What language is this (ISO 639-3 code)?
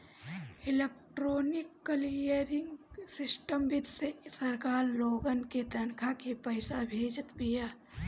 bho